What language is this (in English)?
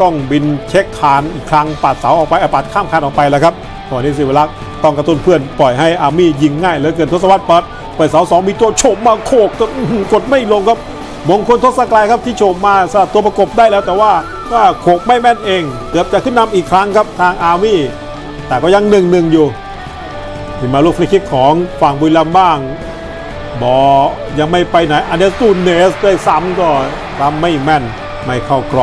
Thai